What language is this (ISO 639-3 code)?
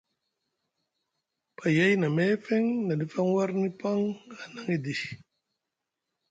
mug